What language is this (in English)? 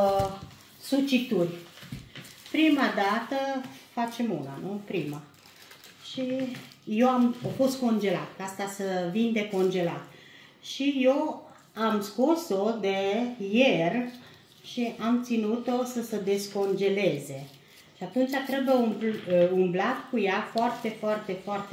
Romanian